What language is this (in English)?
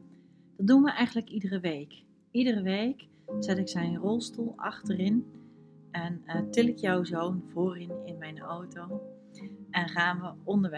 Dutch